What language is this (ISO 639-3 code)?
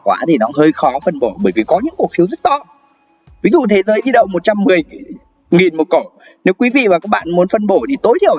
vie